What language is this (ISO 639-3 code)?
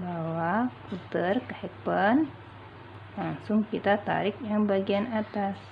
ind